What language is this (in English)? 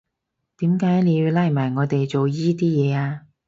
Cantonese